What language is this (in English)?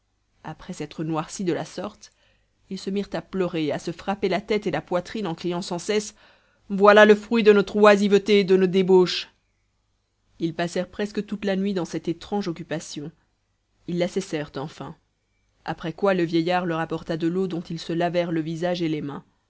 French